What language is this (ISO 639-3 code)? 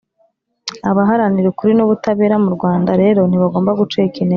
kin